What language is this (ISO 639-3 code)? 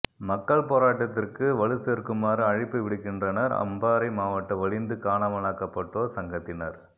tam